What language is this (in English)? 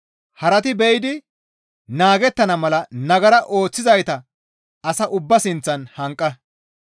Gamo